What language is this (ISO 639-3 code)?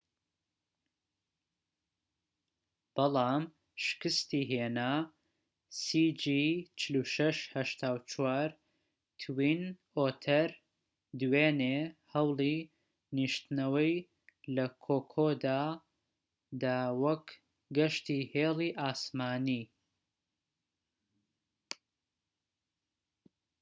ckb